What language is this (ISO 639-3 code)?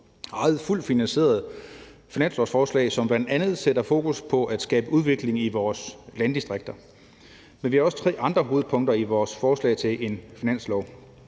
dan